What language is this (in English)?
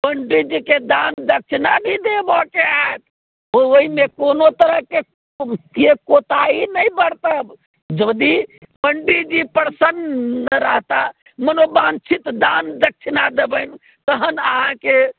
Maithili